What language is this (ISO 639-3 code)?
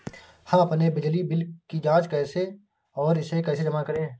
hin